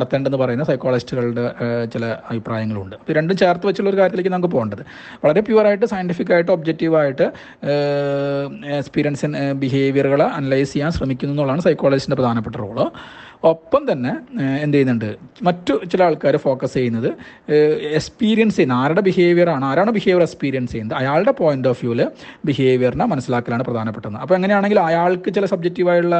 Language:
Malayalam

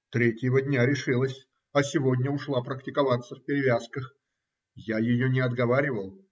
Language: Russian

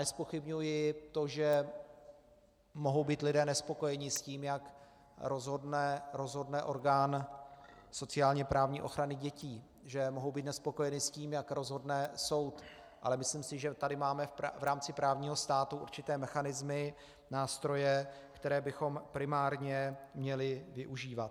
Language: Czech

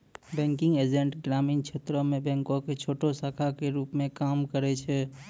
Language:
Maithili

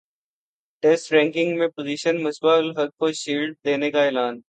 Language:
Urdu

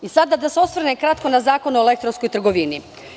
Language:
Serbian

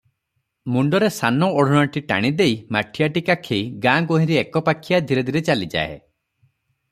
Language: Odia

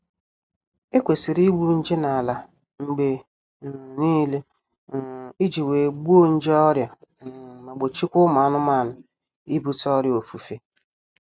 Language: Igbo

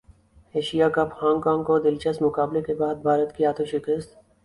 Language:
Urdu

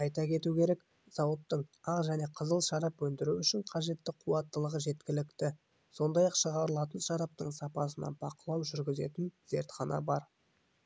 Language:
Kazakh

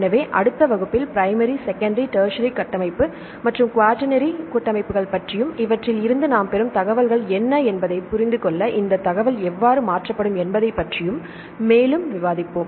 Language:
Tamil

